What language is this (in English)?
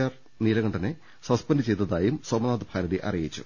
Malayalam